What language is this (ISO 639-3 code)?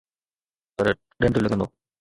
snd